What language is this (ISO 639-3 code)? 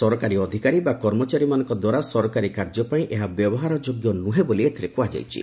ori